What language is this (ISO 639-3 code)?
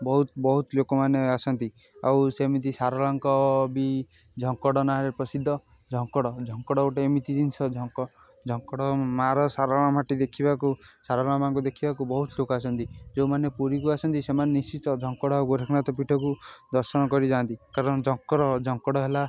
ori